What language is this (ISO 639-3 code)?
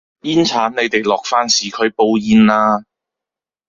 yue